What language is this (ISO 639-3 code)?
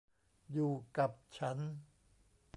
tha